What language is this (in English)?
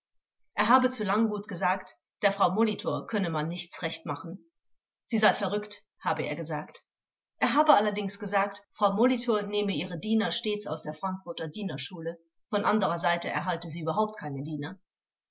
German